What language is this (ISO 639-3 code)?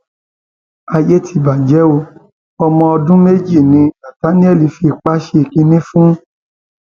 yor